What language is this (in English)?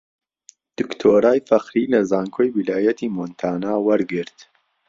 Central Kurdish